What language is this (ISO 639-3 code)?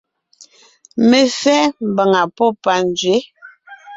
nnh